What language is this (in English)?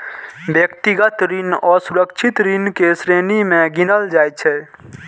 Maithili